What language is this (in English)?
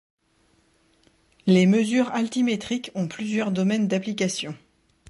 French